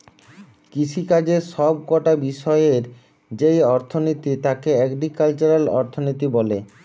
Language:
Bangla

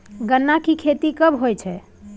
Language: Maithili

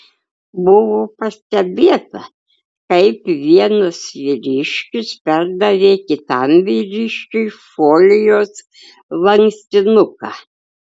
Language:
Lithuanian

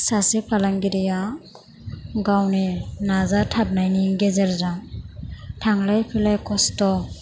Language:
Bodo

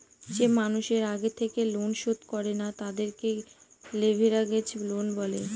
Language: Bangla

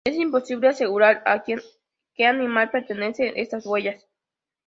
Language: Spanish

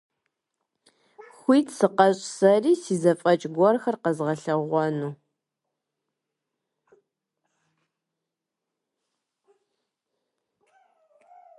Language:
Kabardian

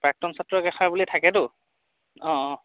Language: Assamese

